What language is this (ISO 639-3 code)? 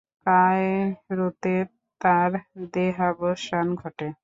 ben